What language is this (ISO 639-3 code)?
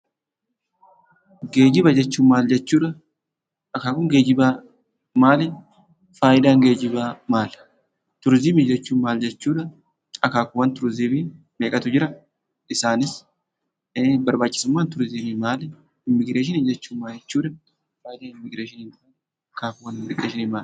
orm